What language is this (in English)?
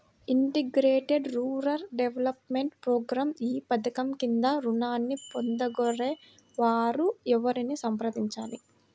Telugu